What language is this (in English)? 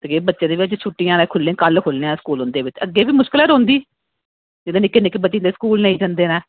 Dogri